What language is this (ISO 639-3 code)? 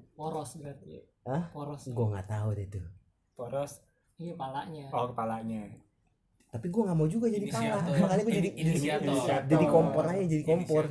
ind